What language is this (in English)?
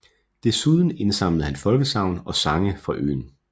Danish